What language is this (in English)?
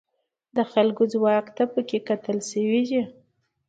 Pashto